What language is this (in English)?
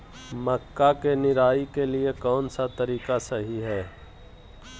Magahi